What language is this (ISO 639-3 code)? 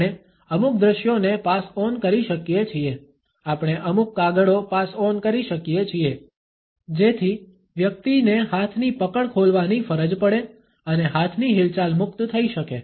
guj